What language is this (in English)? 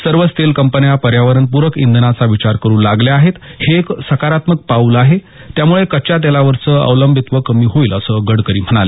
Marathi